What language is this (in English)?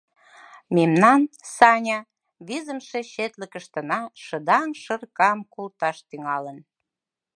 Mari